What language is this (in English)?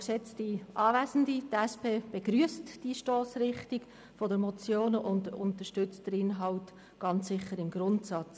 Swiss German